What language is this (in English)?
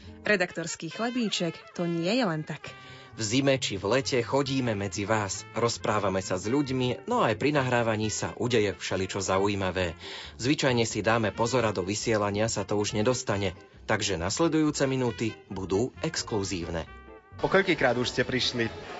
Slovak